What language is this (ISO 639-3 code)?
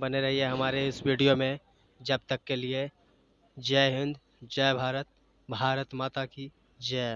hin